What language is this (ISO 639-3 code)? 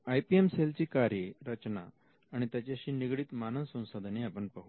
mar